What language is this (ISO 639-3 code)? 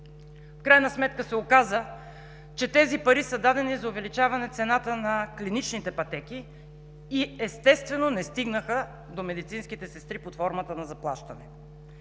bul